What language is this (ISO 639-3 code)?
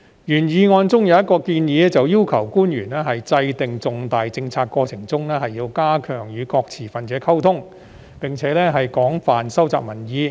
yue